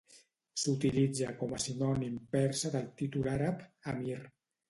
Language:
Catalan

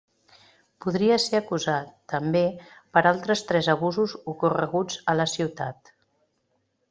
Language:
Catalan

